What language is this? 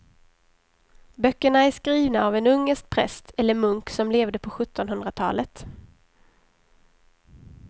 Swedish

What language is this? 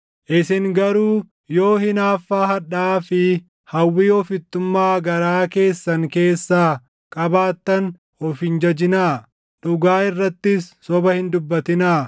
Oromo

